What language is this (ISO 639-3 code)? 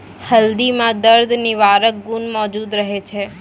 mai